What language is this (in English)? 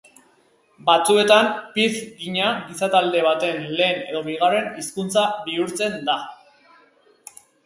Basque